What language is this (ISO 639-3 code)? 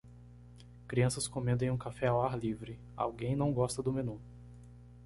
por